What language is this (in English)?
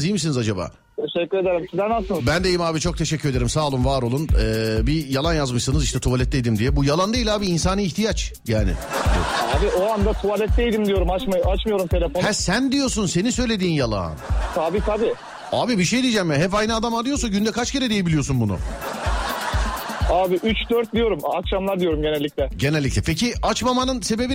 Turkish